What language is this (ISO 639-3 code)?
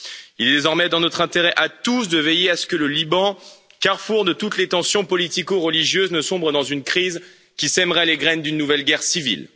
fra